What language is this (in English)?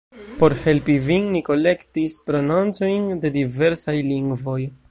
Esperanto